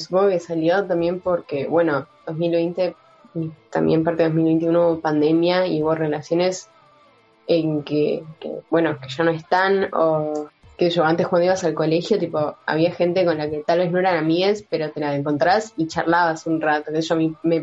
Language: Spanish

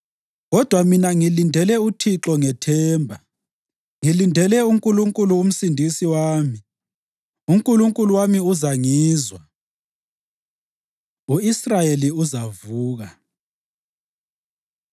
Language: North Ndebele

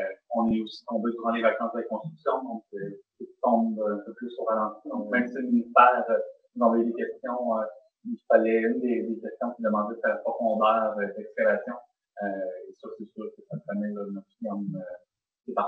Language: French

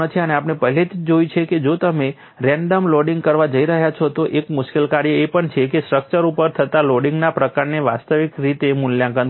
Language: Gujarati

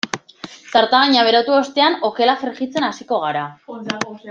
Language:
Basque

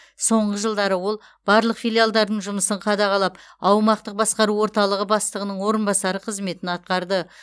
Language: Kazakh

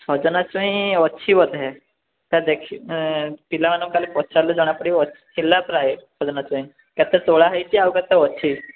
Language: Odia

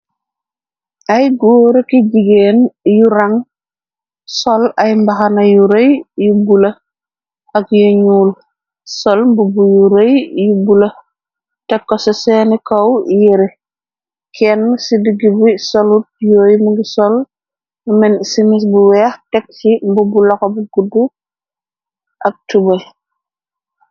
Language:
Wolof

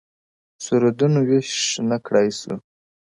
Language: Pashto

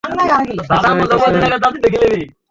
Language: Bangla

